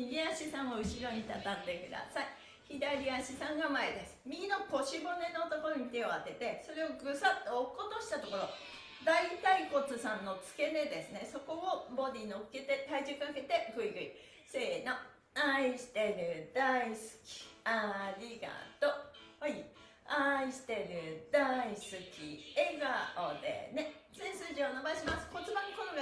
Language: Japanese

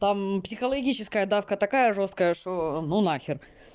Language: Russian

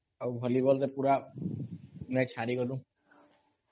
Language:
Odia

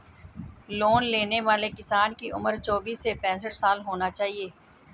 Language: Hindi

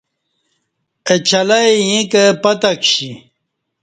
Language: Kati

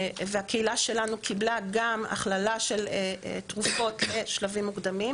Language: Hebrew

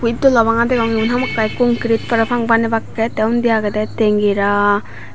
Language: Chakma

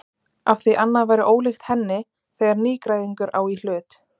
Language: Icelandic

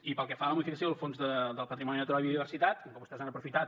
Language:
Catalan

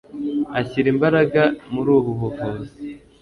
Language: Kinyarwanda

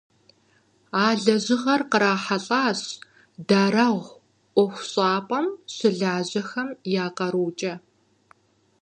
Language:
Kabardian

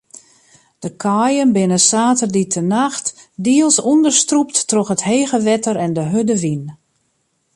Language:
Western Frisian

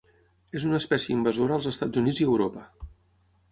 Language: Catalan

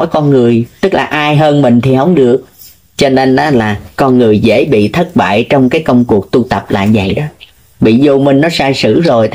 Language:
Vietnamese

